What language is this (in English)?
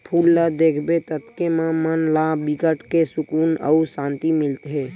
Chhattisgarhi